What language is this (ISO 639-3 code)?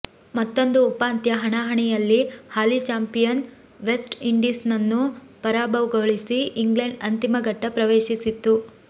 kan